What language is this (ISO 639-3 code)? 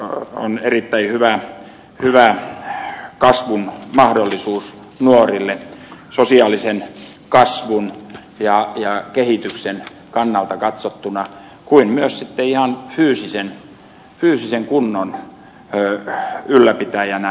fin